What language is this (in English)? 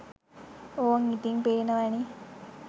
Sinhala